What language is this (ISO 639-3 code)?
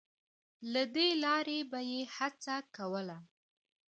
pus